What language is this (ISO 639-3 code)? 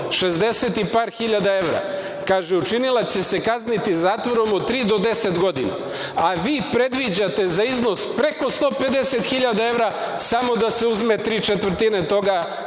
srp